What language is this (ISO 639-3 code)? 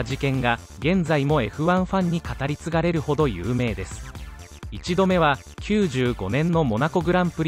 jpn